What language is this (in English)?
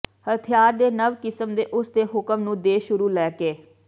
Punjabi